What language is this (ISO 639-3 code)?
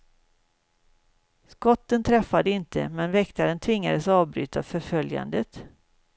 swe